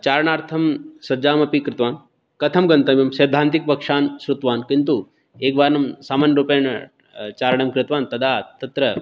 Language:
Sanskrit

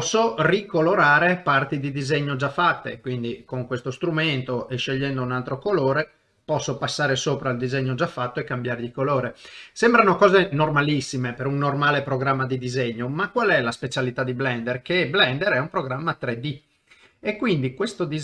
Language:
Italian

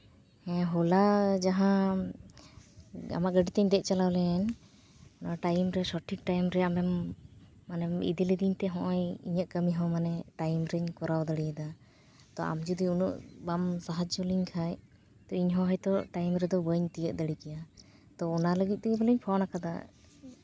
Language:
Santali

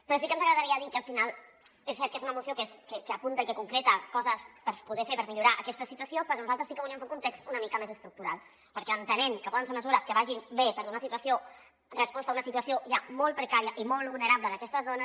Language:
Catalan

